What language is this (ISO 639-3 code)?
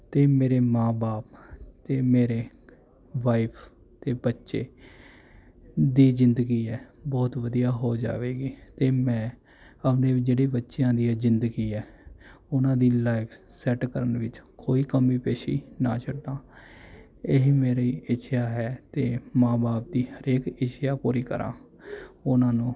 pan